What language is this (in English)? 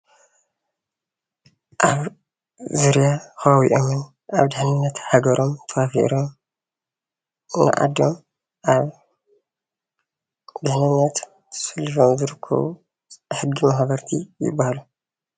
Tigrinya